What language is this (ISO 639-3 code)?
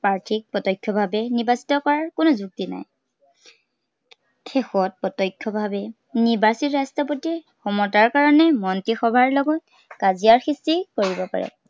asm